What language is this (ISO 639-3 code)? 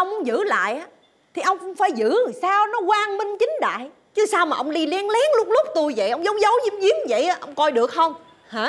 vie